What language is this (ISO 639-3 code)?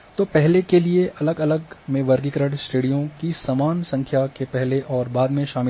hin